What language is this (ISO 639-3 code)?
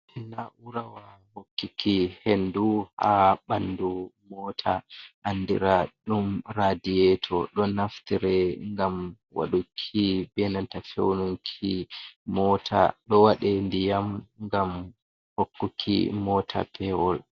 ful